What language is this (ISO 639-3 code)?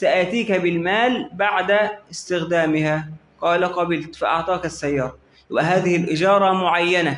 ara